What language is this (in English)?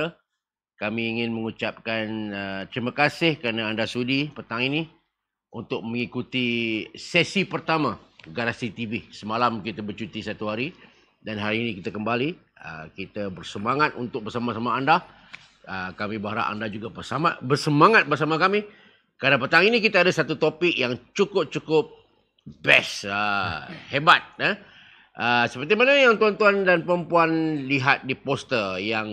Malay